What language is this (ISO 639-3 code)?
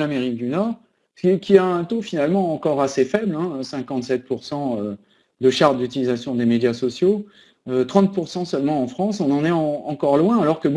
fra